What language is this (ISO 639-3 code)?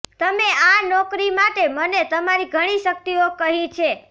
guj